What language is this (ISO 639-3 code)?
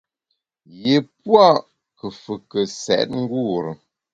bax